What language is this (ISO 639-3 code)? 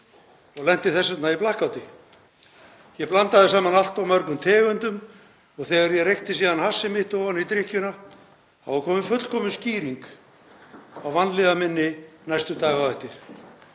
isl